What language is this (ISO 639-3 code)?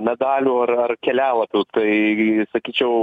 lit